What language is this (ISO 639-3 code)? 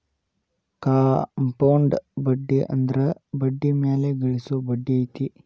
kan